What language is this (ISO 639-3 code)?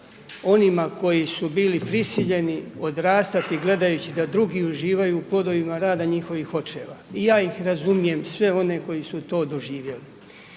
hrv